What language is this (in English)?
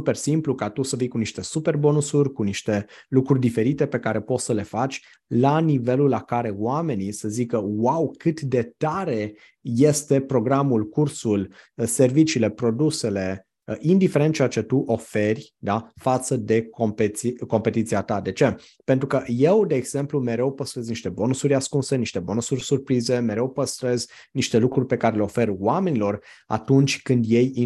Romanian